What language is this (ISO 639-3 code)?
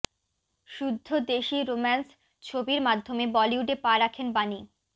ben